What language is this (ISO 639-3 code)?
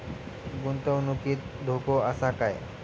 mar